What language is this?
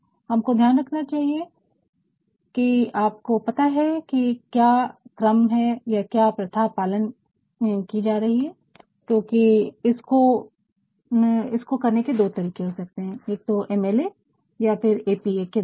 Hindi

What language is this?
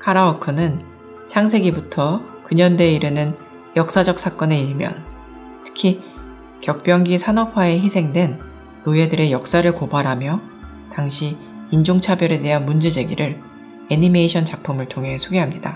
Korean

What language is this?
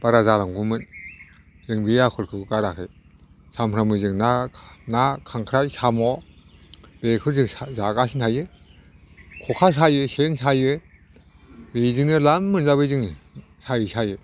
Bodo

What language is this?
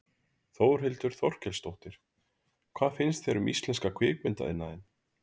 Icelandic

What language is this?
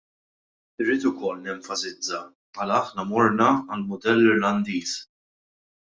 Maltese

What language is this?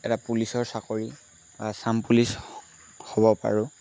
Assamese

